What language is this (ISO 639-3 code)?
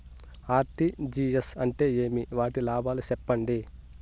tel